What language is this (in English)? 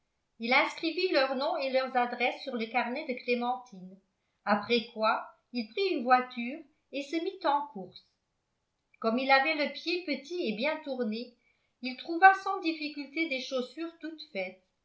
French